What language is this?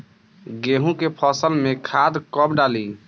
Bhojpuri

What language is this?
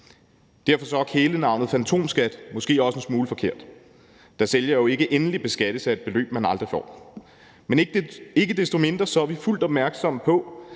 Danish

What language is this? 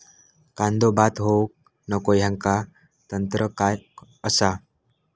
Marathi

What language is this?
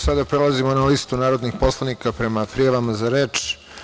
Serbian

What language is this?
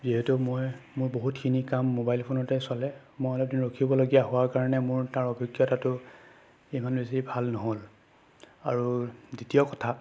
Assamese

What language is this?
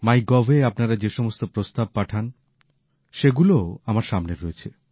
Bangla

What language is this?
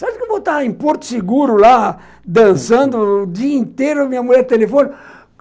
Portuguese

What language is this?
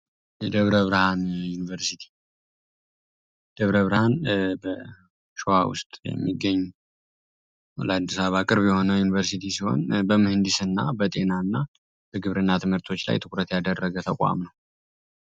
Amharic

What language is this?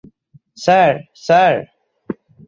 Bangla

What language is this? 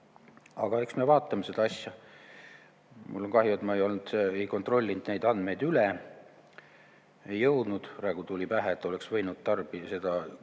Estonian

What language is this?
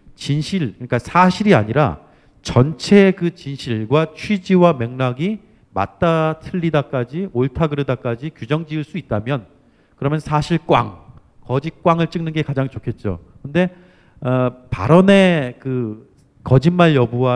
Korean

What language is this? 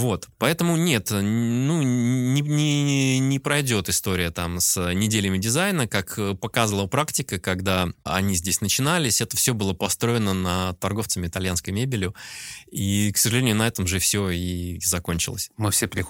Russian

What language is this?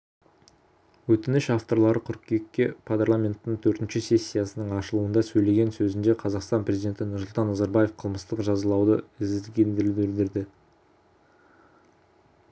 Kazakh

